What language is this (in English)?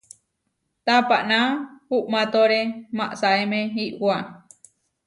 Huarijio